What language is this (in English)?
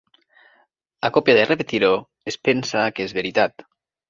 Catalan